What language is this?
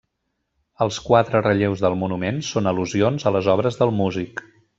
Catalan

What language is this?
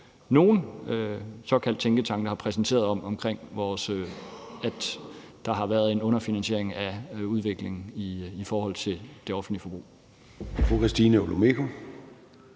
Danish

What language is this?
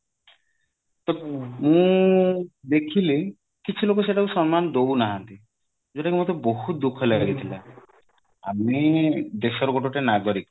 Odia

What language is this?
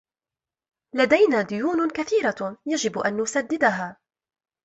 Arabic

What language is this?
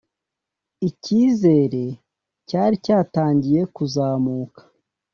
Kinyarwanda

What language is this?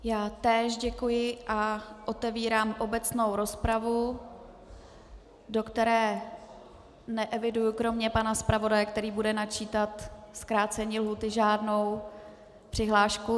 Czech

